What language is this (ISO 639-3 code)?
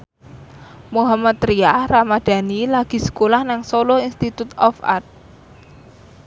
jav